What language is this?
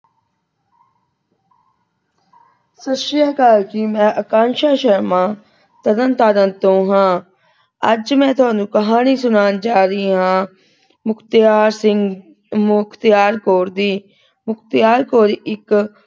Punjabi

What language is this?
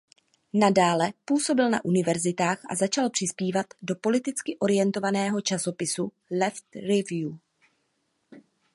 Czech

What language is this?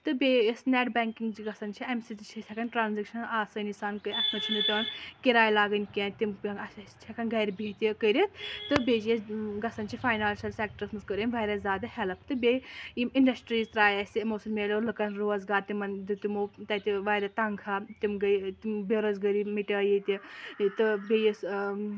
Kashmiri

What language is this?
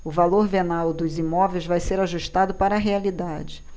Portuguese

